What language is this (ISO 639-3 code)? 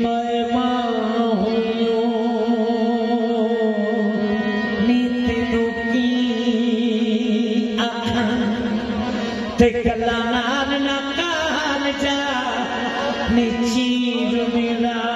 hin